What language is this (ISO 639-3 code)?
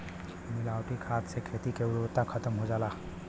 bho